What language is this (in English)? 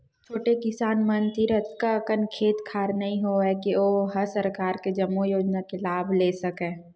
Chhattisgarhi